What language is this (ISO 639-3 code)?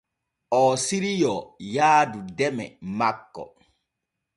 fue